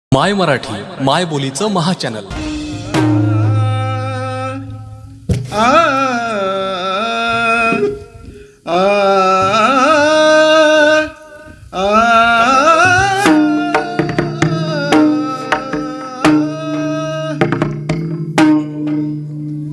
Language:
Marathi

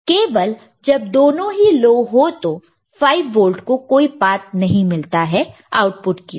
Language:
Hindi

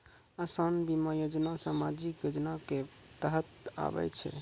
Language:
Maithili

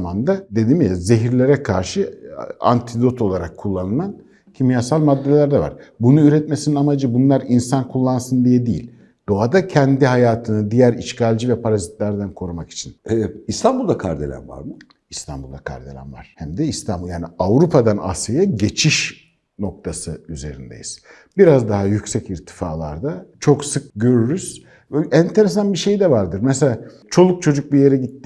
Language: Turkish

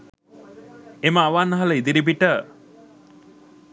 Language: Sinhala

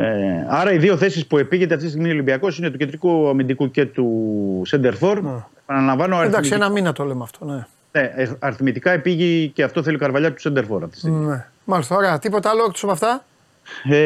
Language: Greek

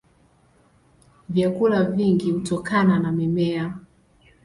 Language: Swahili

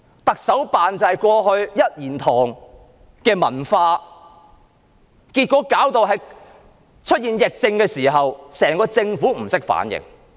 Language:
Cantonese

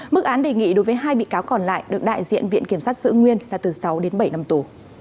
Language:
Vietnamese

